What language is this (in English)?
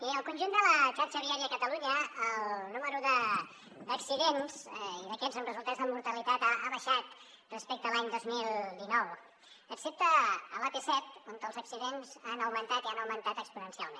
Catalan